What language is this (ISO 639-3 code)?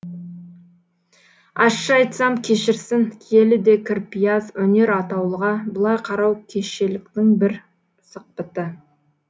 kaz